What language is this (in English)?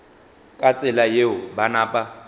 Northern Sotho